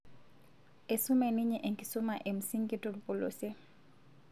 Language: Masai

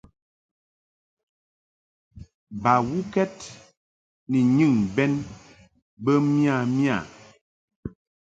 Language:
Mungaka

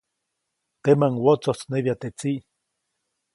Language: Copainalá Zoque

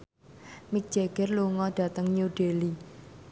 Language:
Javanese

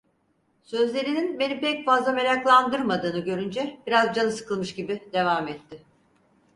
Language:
Turkish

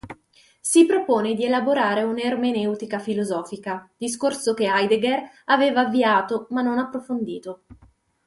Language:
Italian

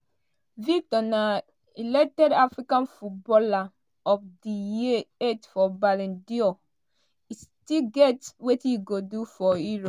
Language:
Nigerian Pidgin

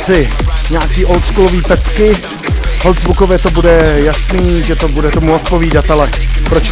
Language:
Czech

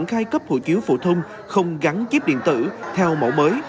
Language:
Vietnamese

